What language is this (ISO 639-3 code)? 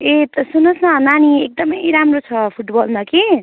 nep